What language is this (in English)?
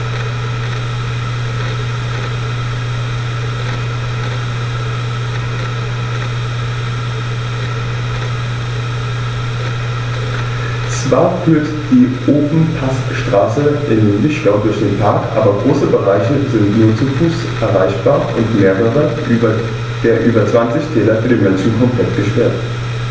German